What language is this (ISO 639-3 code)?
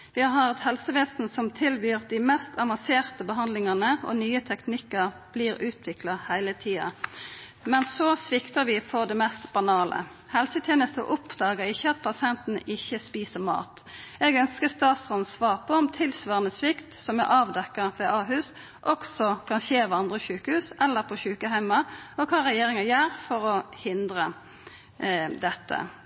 nno